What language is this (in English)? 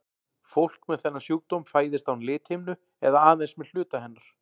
Icelandic